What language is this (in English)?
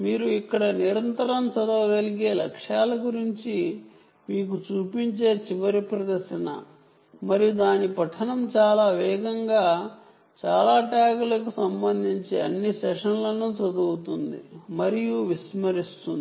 Telugu